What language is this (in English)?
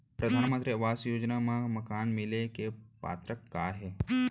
Chhattisgarhi